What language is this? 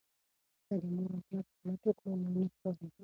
Pashto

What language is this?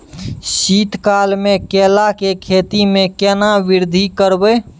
Maithili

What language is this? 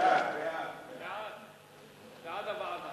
Hebrew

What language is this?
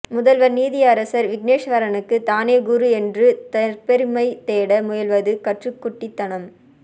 Tamil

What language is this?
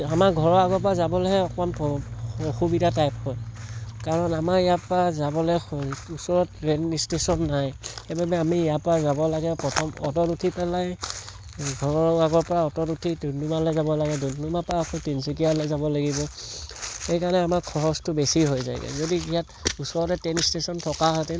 Assamese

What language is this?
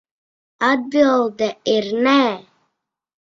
Latvian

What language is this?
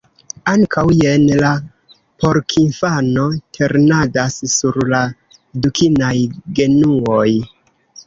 Esperanto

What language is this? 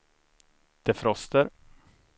Swedish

